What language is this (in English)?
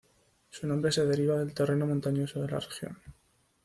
Spanish